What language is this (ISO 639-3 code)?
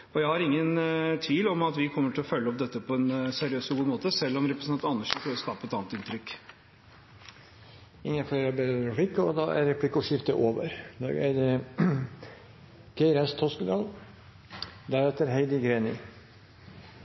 nob